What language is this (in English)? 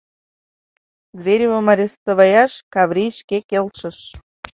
Mari